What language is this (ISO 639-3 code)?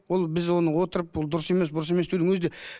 kaz